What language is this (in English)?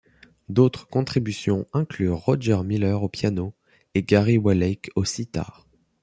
French